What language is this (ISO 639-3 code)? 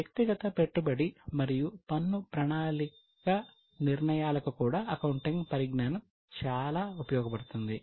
tel